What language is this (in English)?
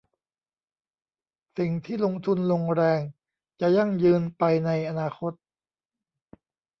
Thai